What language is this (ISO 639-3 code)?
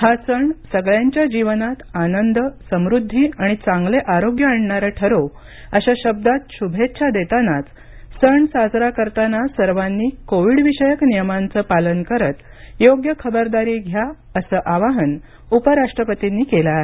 mar